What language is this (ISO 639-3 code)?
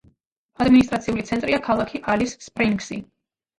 kat